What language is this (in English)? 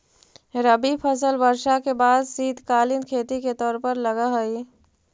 Magahi